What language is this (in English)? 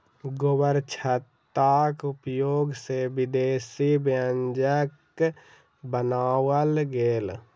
Maithili